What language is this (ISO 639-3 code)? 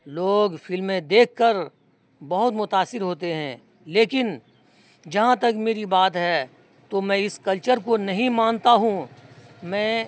urd